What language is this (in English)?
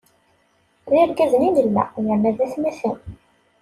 Kabyle